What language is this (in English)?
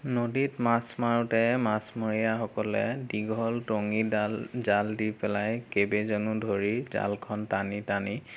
Assamese